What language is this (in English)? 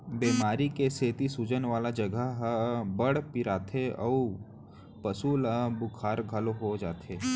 Chhattisgarhi